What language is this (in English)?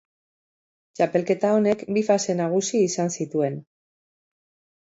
Basque